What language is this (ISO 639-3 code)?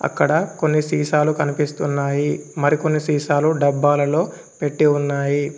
tel